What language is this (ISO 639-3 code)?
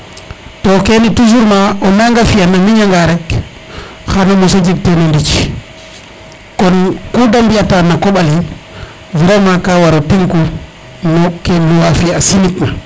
srr